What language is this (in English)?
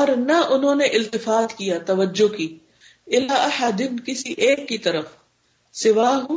Urdu